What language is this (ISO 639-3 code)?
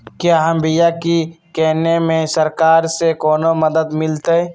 mag